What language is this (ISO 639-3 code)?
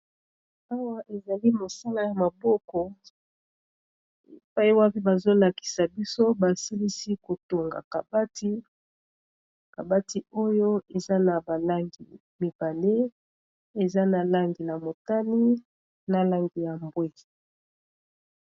lin